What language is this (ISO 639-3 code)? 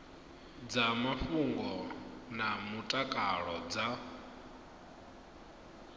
ven